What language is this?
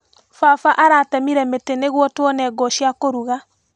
Kikuyu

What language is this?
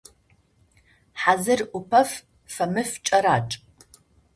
Adyghe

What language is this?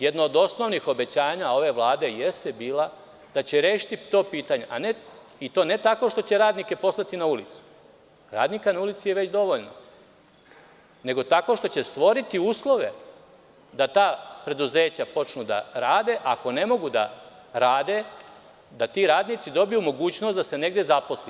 Serbian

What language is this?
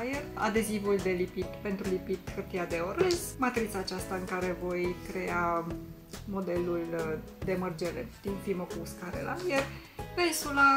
Romanian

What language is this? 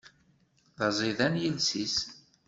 Kabyle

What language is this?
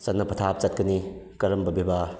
Manipuri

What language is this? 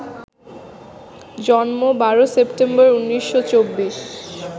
Bangla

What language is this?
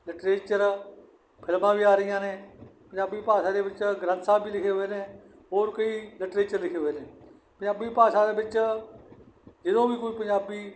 Punjabi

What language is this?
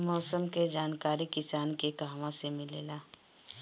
Bhojpuri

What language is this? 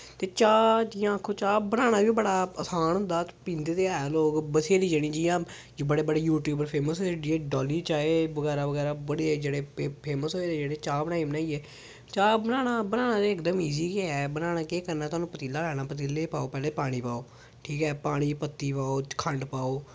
Dogri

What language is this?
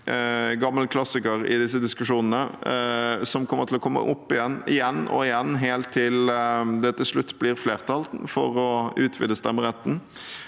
Norwegian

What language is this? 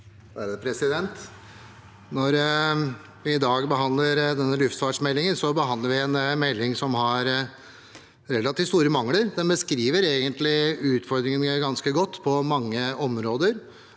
Norwegian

